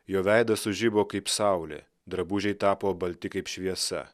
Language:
Lithuanian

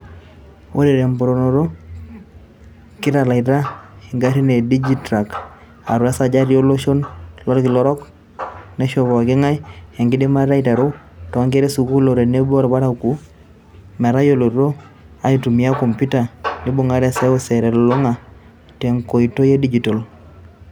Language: Masai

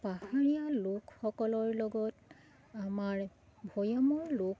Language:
Assamese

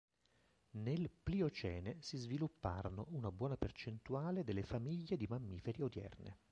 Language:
Italian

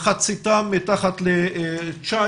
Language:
Hebrew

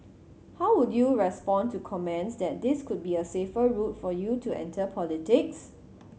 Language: English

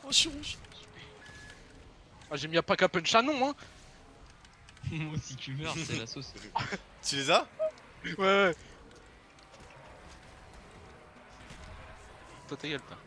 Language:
French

